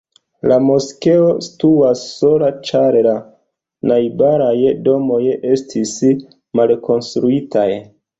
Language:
Esperanto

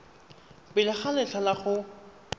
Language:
Tswana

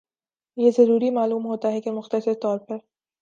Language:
Urdu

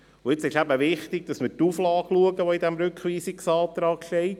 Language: Swiss German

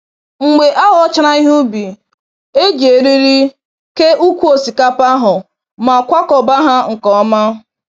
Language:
Igbo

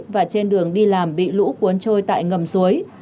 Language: Vietnamese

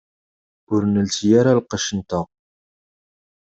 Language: Kabyle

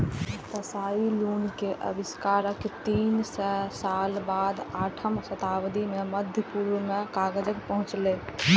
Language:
Maithili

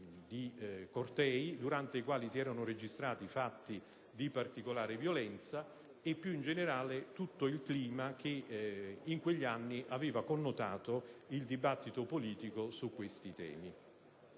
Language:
Italian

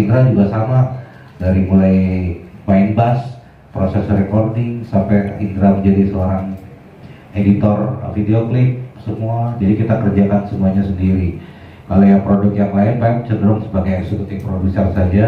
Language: Indonesian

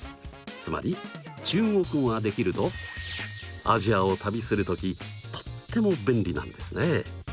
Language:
Japanese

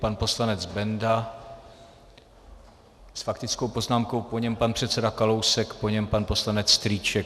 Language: Czech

